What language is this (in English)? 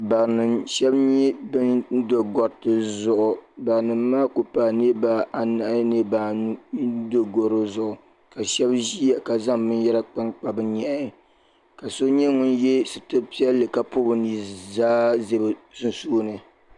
Dagbani